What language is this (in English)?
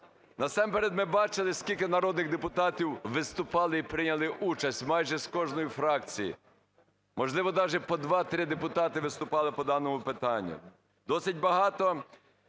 Ukrainian